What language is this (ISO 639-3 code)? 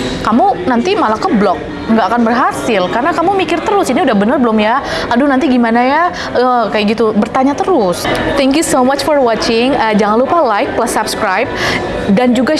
ind